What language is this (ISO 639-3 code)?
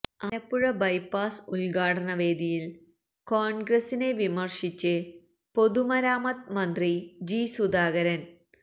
mal